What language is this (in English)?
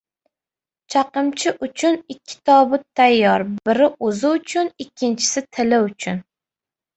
Uzbek